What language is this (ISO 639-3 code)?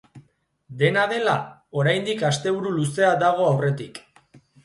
eus